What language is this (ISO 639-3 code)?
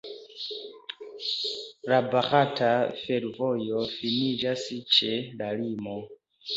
epo